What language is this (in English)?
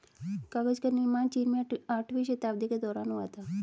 Hindi